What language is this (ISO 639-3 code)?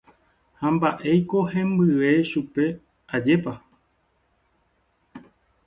grn